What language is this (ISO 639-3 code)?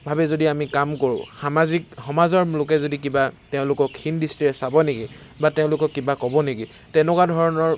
asm